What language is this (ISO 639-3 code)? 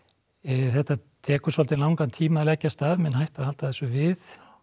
isl